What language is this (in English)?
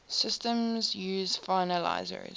English